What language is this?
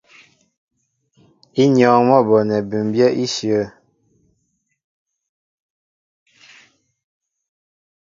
Mbo (Cameroon)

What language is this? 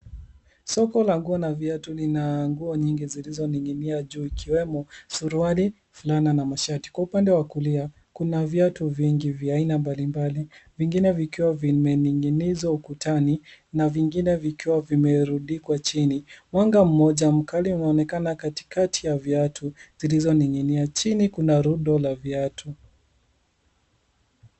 Swahili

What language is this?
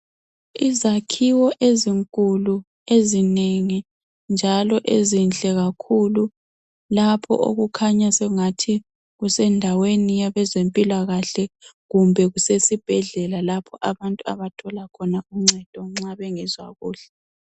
North Ndebele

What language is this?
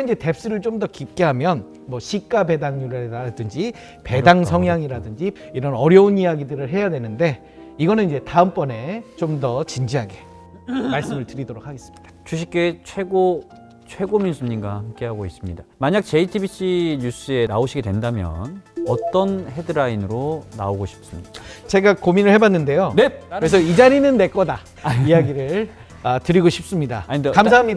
Korean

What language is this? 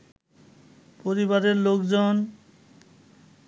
Bangla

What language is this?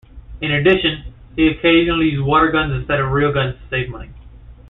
English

